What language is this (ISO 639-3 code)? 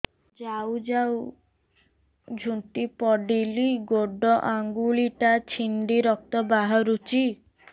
ori